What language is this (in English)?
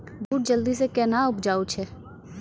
Maithili